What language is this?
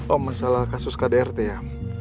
Indonesian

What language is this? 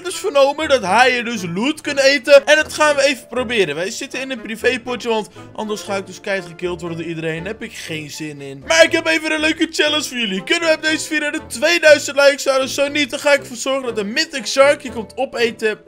Dutch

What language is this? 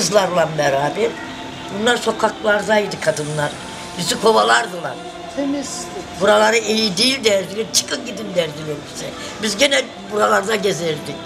Turkish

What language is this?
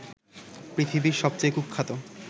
Bangla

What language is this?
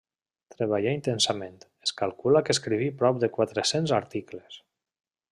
Catalan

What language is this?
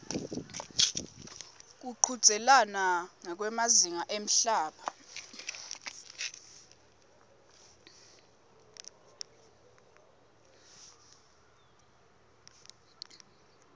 Swati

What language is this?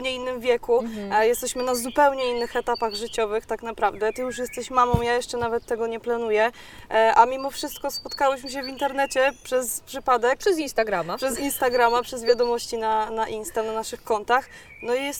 Polish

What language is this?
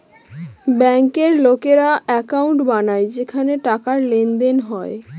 Bangla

